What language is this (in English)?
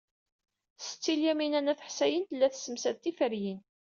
Kabyle